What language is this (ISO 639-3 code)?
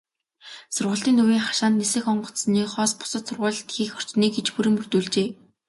mon